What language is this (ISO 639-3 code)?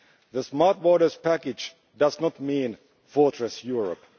eng